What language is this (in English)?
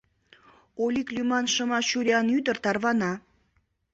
Mari